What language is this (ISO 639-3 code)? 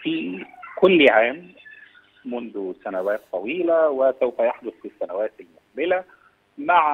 ara